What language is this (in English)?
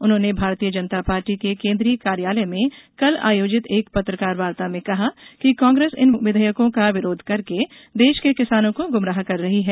Hindi